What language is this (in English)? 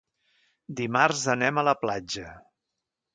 Catalan